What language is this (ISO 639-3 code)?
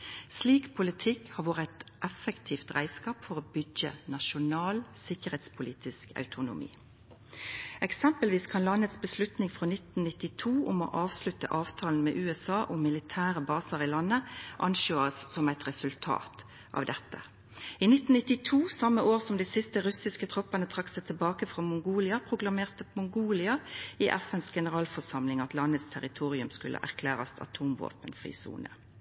nno